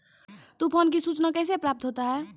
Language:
Maithili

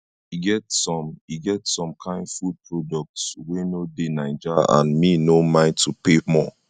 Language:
Nigerian Pidgin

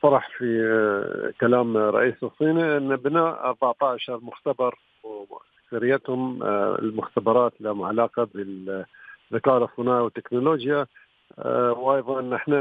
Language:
Arabic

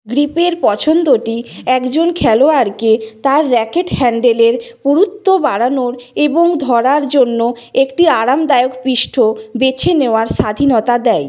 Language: Bangla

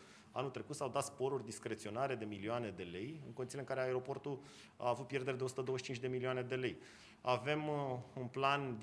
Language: Romanian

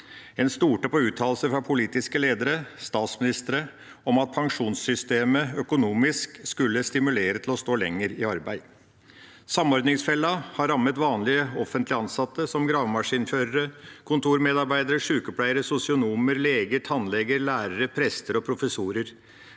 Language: Norwegian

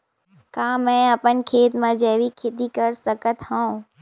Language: Chhattisgarhi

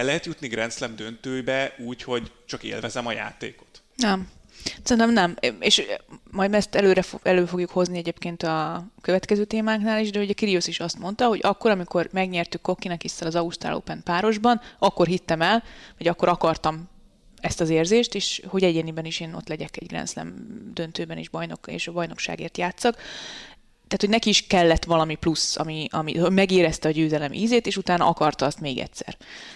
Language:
Hungarian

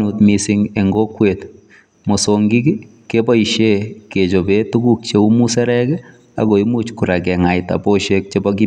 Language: Kalenjin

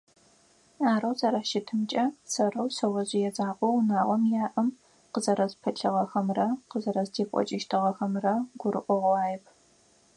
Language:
Adyghe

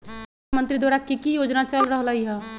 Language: Magahi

